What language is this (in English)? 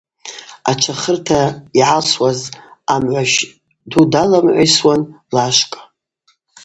Abaza